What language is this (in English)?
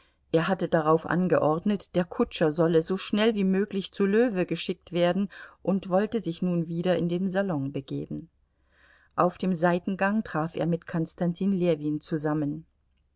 German